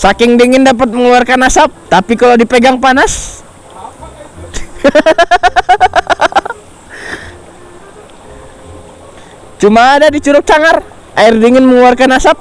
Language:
Indonesian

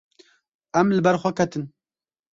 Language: Kurdish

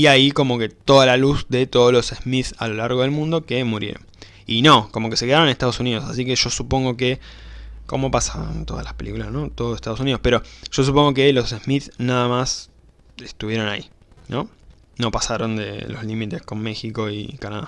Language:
Spanish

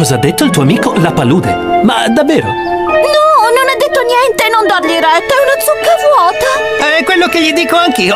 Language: Italian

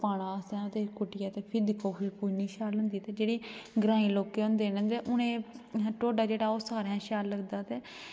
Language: Dogri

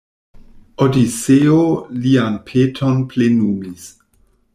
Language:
Esperanto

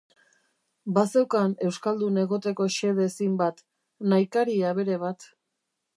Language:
Basque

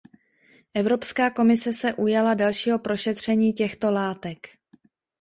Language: Czech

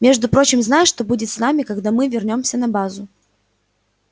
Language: Russian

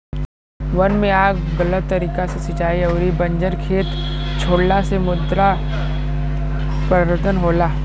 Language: Bhojpuri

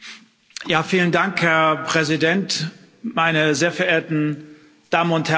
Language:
German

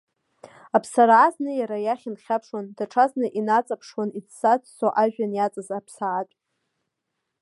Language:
Abkhazian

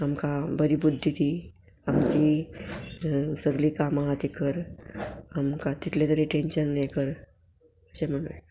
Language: Konkani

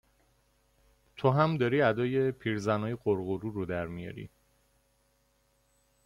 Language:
Persian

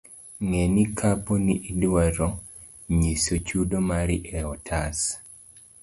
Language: Luo (Kenya and Tanzania)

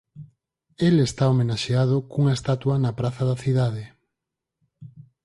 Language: Galician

